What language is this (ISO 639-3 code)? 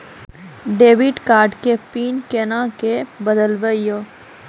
mai